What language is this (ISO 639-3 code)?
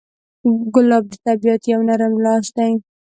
pus